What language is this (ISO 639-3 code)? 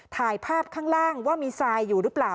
tha